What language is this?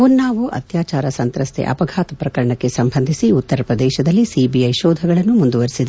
Kannada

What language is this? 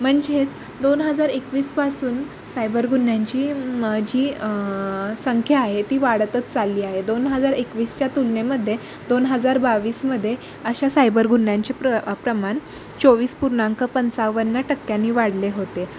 Marathi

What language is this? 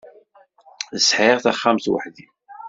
Kabyle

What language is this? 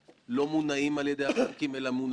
Hebrew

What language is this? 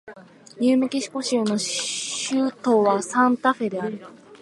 Japanese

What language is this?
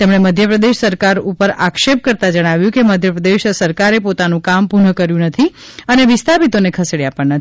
Gujarati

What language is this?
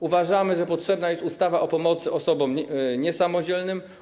Polish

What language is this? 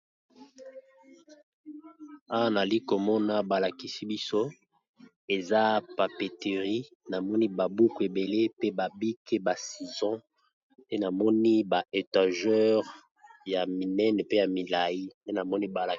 Lingala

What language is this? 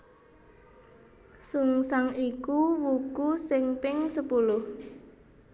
Javanese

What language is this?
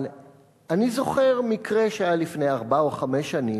Hebrew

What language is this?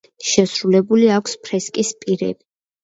Georgian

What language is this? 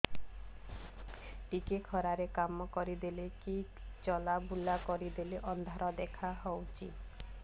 Odia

